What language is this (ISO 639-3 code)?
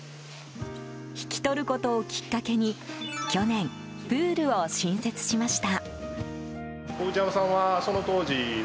jpn